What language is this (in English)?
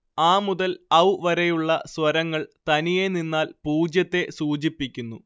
Malayalam